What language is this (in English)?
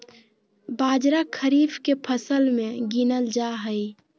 Magahi